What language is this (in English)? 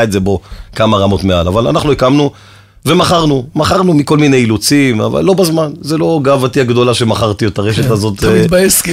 Hebrew